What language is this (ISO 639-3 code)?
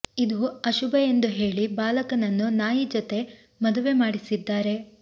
kan